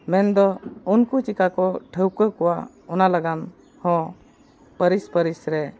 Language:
Santali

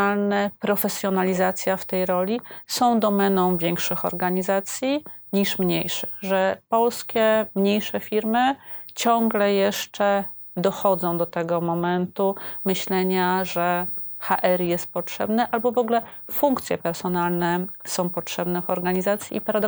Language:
Polish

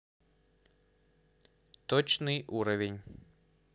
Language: Russian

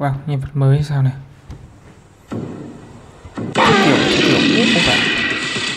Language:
Vietnamese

